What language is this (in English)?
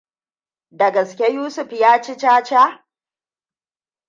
Hausa